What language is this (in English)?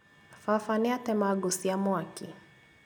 Kikuyu